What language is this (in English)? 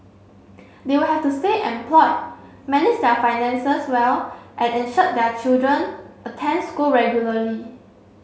English